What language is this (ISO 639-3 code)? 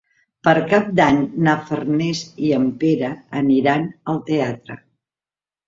cat